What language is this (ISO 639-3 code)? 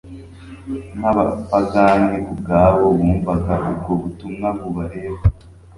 kin